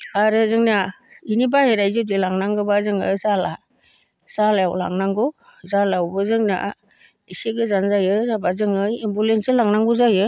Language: Bodo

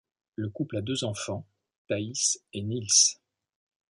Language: French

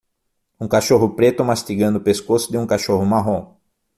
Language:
Portuguese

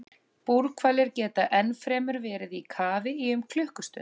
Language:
Icelandic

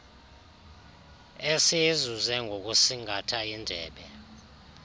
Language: Xhosa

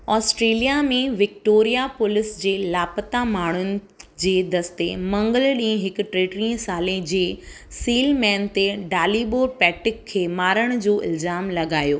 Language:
Sindhi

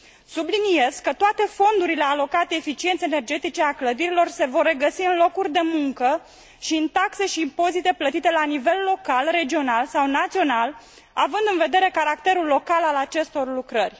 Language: Romanian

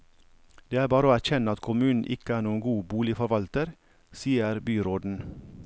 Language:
Norwegian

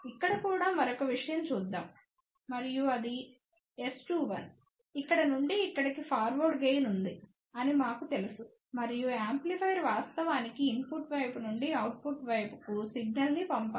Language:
Telugu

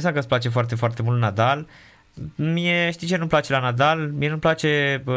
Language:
Romanian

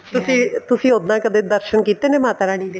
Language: Punjabi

